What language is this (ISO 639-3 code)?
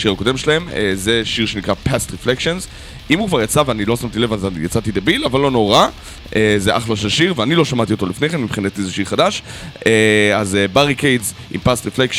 heb